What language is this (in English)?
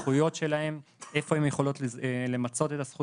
Hebrew